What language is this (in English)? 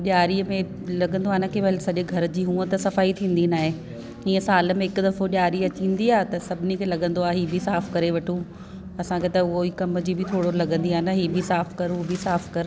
Sindhi